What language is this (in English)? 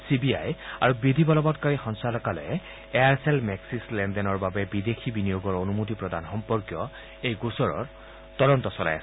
Assamese